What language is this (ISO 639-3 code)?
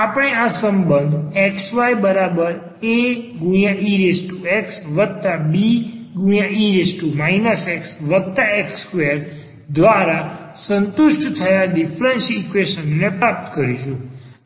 guj